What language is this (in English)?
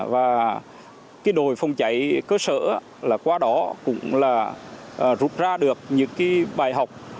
Vietnamese